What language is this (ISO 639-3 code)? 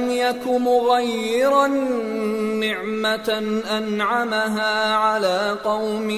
urd